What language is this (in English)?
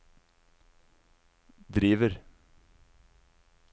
Norwegian